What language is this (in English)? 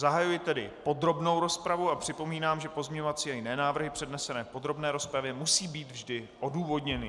Czech